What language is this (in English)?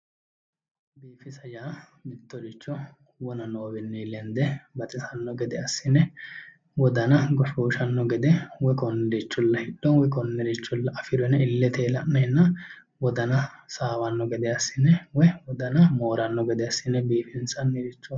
Sidamo